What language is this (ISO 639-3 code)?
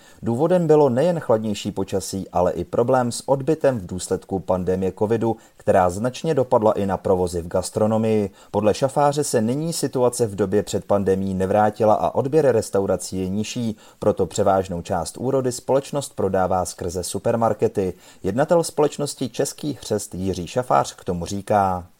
ces